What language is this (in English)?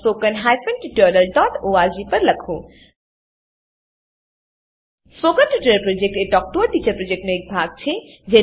Gujarati